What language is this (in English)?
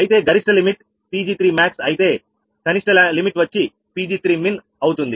Telugu